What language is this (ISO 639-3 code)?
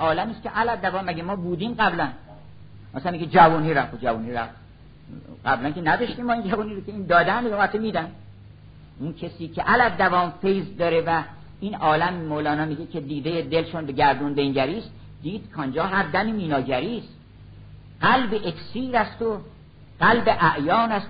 fas